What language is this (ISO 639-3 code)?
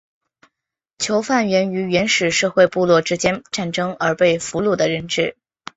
zho